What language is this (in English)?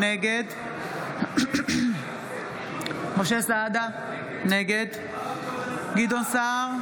Hebrew